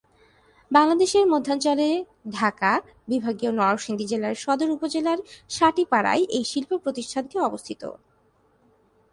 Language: Bangla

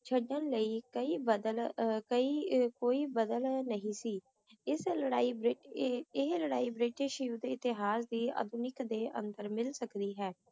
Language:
Punjabi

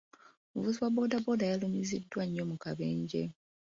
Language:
Ganda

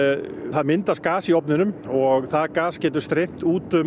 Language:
Icelandic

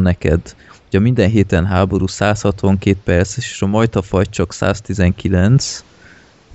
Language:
Hungarian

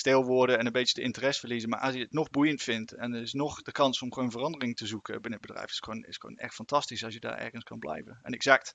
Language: Dutch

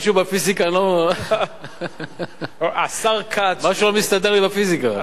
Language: Hebrew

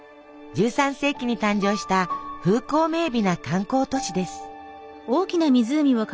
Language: Japanese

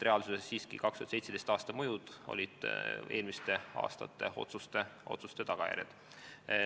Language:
Estonian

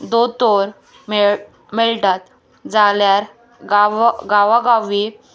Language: Konkani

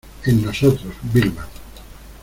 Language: Spanish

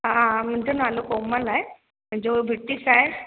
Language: Sindhi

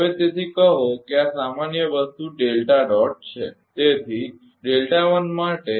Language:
Gujarati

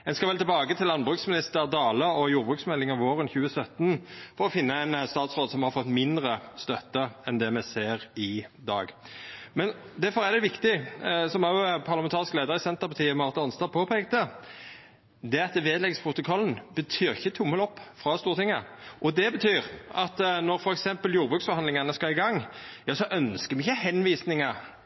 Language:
Norwegian Nynorsk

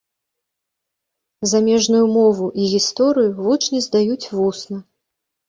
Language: Belarusian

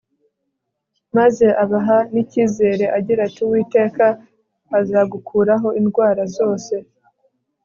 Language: Kinyarwanda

